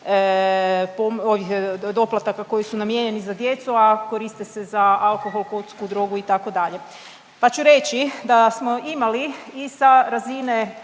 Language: Croatian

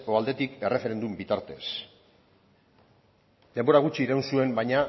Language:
Basque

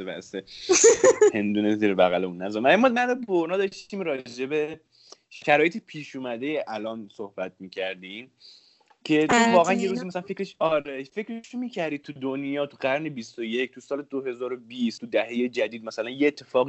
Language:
Persian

